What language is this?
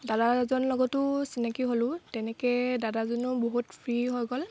Assamese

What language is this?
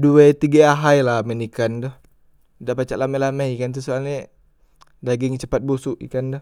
Musi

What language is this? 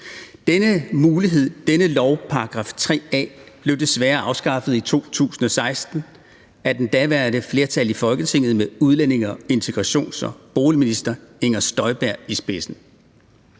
Danish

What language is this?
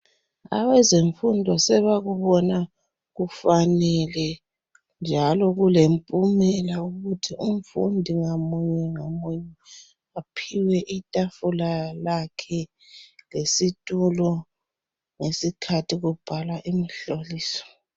North Ndebele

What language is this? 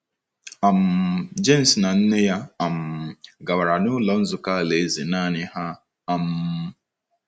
Igbo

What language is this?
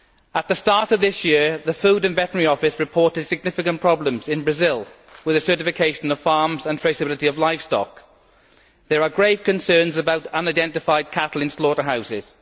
English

